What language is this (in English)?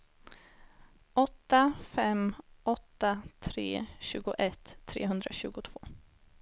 Swedish